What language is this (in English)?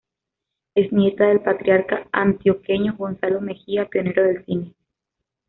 Spanish